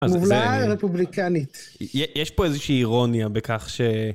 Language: Hebrew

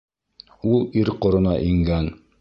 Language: Bashkir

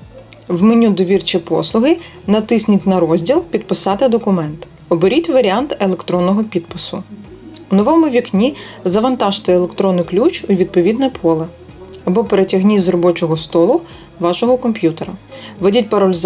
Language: Ukrainian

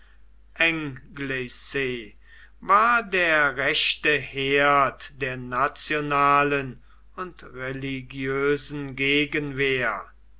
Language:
German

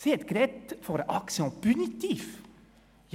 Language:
Swiss German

